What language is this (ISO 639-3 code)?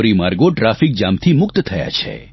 guj